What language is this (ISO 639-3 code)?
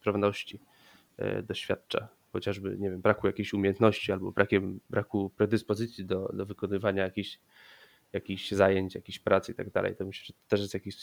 pol